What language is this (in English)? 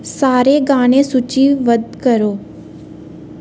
Dogri